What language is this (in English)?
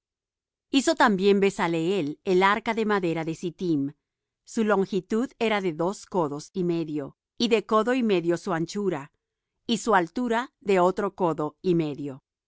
Spanish